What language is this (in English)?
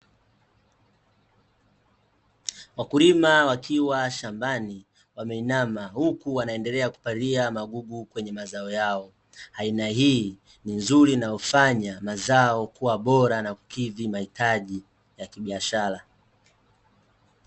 Swahili